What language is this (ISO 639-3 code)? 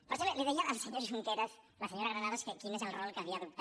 cat